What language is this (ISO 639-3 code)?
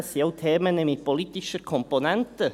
gsw